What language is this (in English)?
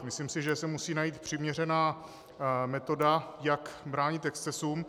Czech